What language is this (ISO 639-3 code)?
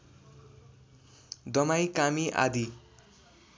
nep